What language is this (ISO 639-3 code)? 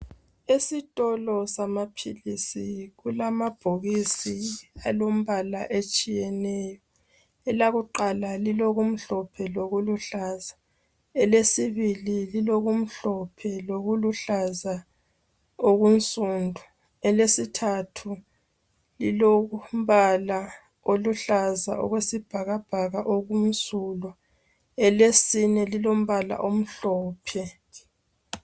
nde